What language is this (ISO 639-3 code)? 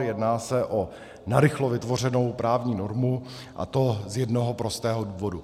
ces